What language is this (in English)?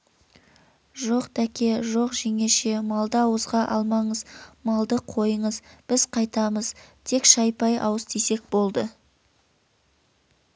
Kazakh